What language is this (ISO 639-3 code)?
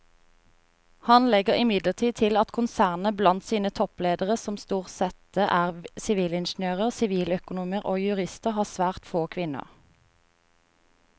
nor